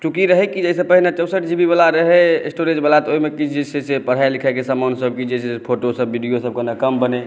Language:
Maithili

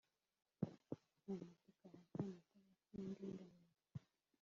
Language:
Kinyarwanda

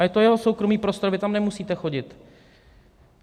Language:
Czech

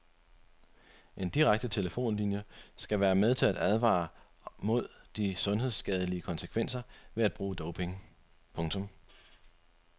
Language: Danish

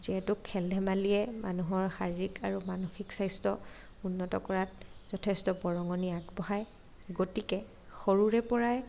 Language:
Assamese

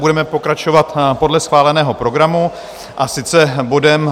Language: Czech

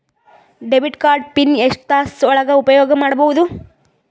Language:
Kannada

